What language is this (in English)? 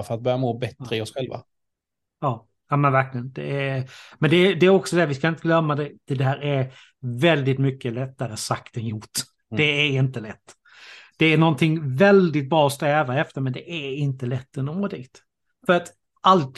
Swedish